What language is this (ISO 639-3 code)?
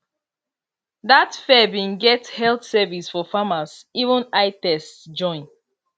pcm